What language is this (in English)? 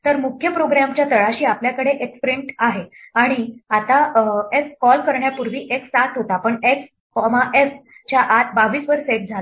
Marathi